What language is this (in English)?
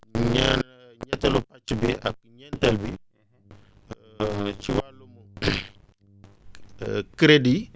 Wolof